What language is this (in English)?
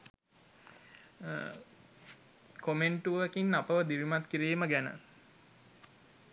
Sinhala